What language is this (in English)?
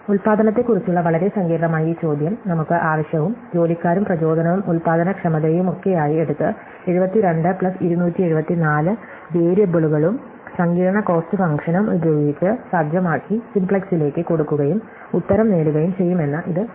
Malayalam